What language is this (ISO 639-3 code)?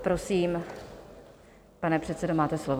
ces